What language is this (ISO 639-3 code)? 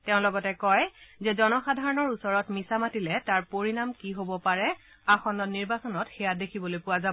asm